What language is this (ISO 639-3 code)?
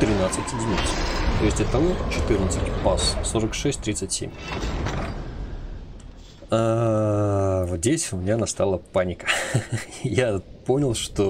rus